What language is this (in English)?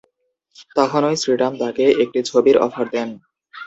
Bangla